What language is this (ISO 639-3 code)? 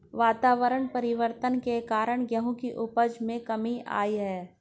hin